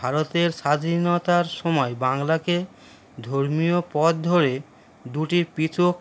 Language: Bangla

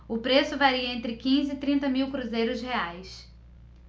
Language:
Portuguese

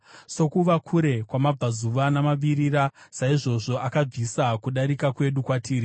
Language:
Shona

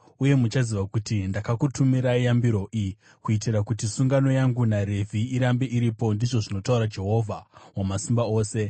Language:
Shona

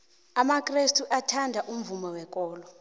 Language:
South Ndebele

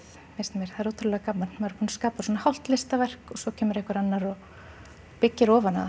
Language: Icelandic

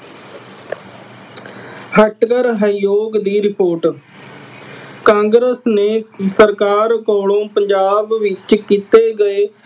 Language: Punjabi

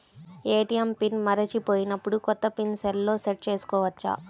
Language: Telugu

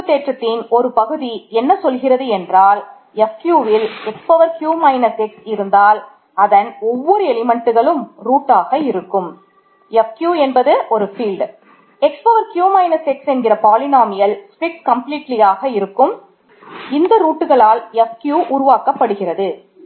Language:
Tamil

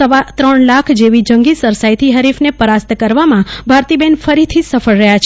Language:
Gujarati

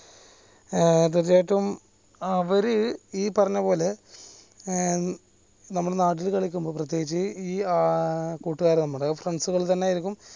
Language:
Malayalam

